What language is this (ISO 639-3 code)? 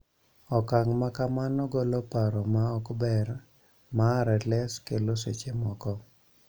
luo